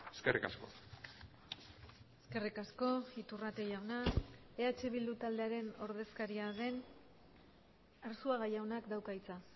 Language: Basque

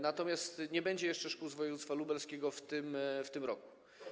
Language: Polish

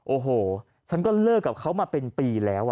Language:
Thai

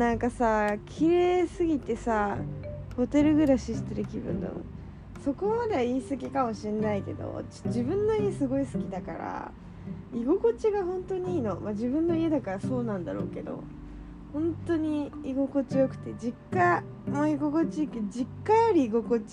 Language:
Japanese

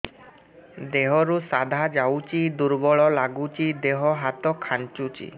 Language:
Odia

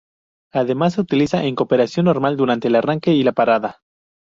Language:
Spanish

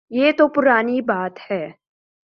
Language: Urdu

